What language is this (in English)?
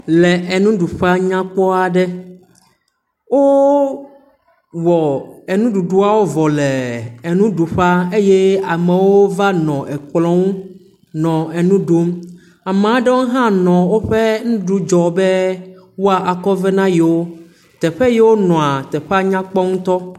Ewe